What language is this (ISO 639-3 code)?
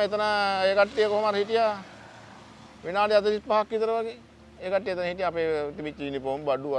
ind